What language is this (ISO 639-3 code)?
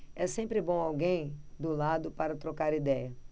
por